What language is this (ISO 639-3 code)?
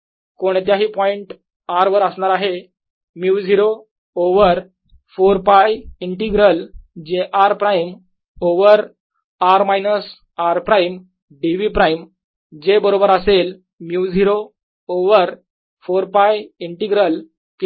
mar